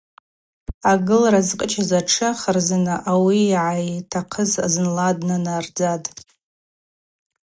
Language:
Abaza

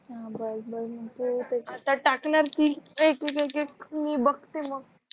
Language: Marathi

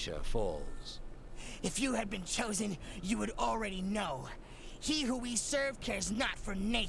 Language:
Spanish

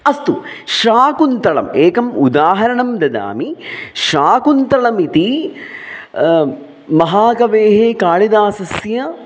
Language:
Sanskrit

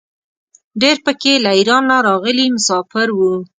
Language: Pashto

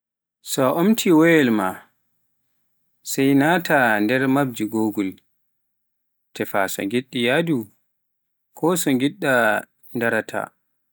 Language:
Pular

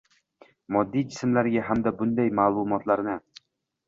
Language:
Uzbek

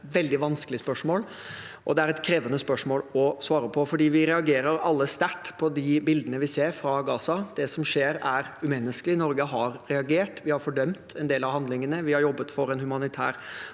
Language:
Norwegian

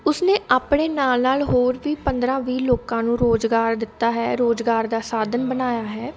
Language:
Punjabi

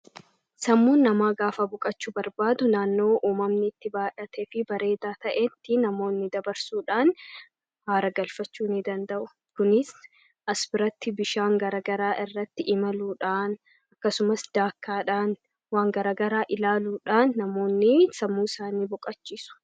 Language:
Oromo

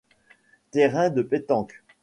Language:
French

